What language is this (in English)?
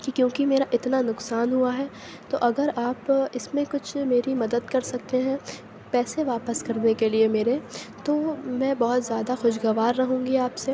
Urdu